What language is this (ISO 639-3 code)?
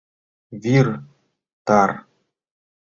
chm